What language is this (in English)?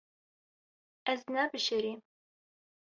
Kurdish